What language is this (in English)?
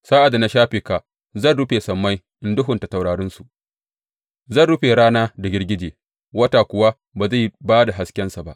Hausa